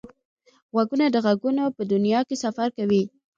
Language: Pashto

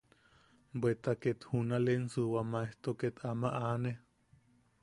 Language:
Yaqui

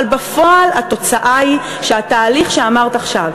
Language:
Hebrew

